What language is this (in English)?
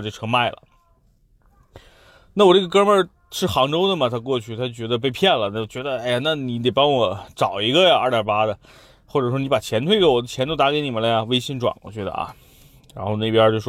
Chinese